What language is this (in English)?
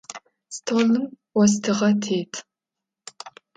Adyghe